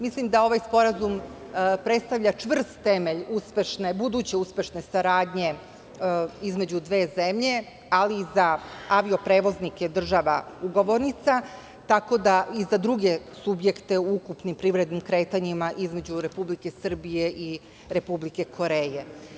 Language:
Serbian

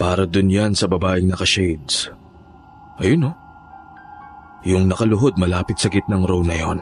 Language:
Filipino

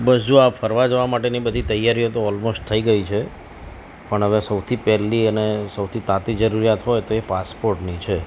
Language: Gujarati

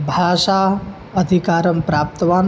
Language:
Sanskrit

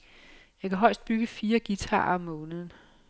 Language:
Danish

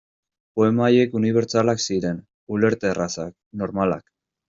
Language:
Basque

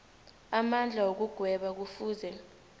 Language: South Ndebele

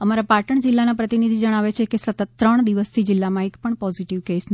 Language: Gujarati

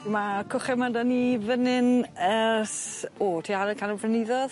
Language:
Welsh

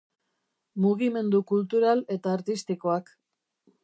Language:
Basque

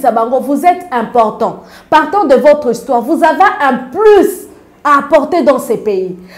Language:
French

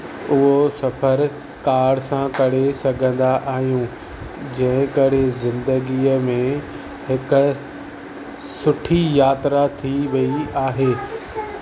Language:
Sindhi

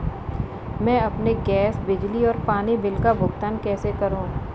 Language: Hindi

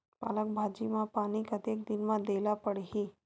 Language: Chhattisgarhi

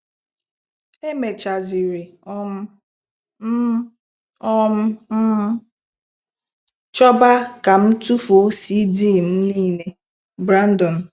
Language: Igbo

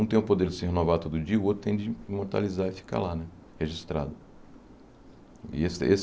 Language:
Portuguese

